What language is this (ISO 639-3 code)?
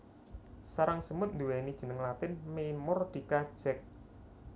jav